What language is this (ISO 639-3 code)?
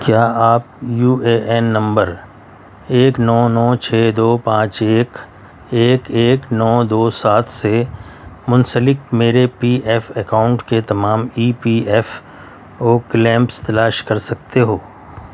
urd